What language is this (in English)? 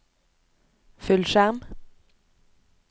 Norwegian